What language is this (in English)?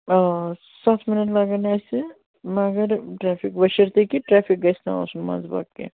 Kashmiri